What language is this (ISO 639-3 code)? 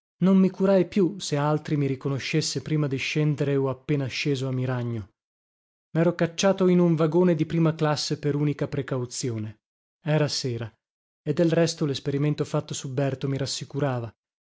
ita